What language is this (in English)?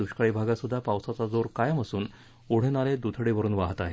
Marathi